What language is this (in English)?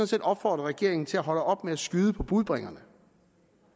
Danish